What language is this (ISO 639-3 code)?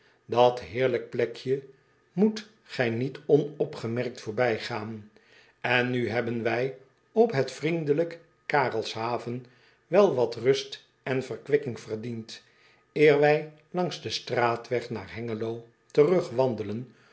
nld